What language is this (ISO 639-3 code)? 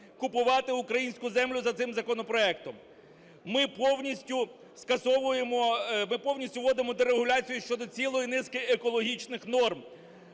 ukr